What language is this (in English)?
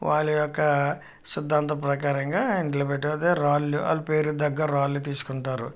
Telugu